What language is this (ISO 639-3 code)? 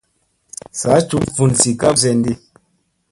mse